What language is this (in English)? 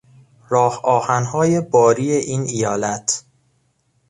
Persian